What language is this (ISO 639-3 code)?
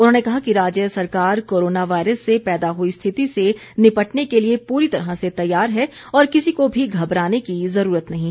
hin